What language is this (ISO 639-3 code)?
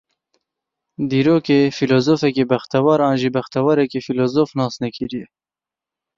kur